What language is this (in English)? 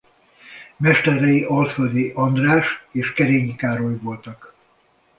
Hungarian